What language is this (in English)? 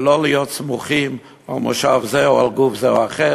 Hebrew